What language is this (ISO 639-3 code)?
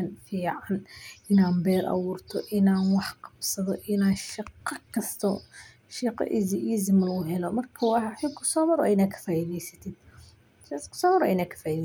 som